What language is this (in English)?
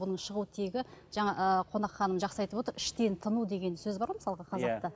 Kazakh